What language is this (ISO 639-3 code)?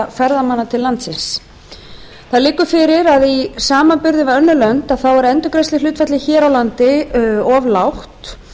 isl